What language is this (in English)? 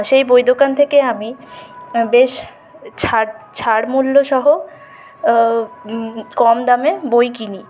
Bangla